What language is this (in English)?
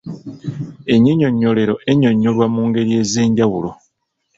Ganda